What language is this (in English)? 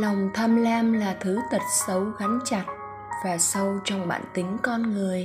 Vietnamese